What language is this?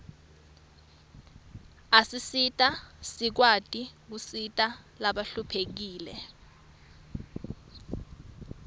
Swati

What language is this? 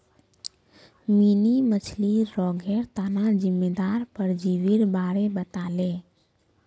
Magahi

